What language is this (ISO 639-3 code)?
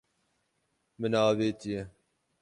kur